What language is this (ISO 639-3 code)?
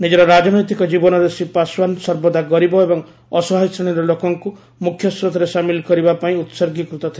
ori